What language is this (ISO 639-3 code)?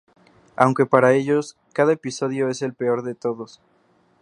spa